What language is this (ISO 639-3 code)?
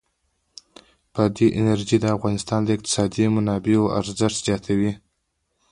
pus